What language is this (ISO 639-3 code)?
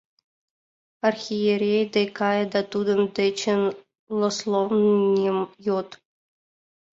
chm